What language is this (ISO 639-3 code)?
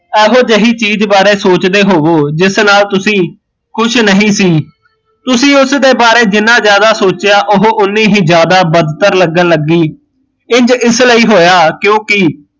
pan